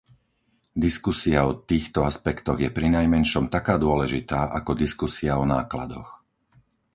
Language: Slovak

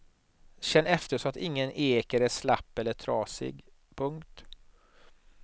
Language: Swedish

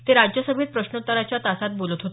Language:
Marathi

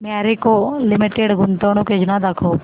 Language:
Marathi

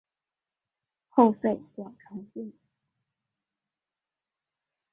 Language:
Chinese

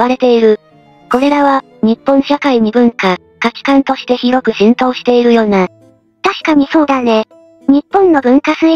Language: Japanese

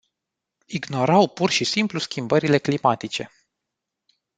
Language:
Romanian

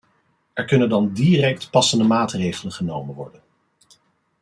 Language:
Dutch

